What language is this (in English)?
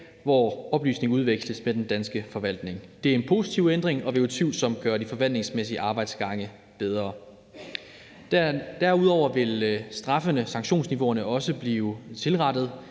Danish